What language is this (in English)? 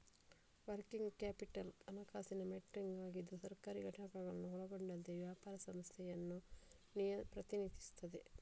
Kannada